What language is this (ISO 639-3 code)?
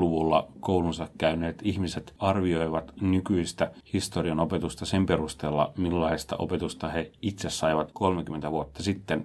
fin